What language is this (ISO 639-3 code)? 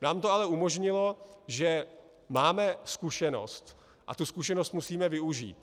ces